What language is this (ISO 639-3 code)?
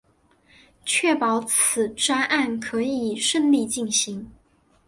zho